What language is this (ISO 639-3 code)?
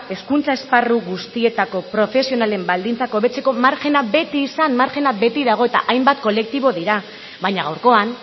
eus